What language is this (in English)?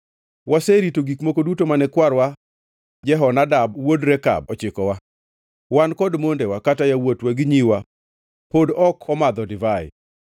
Luo (Kenya and Tanzania)